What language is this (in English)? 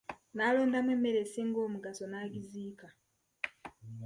Ganda